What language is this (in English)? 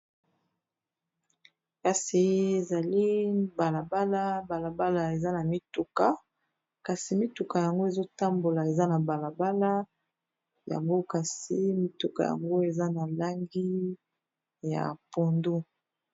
Lingala